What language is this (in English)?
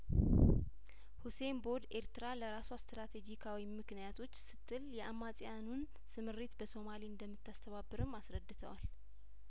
Amharic